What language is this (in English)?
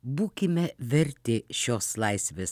Lithuanian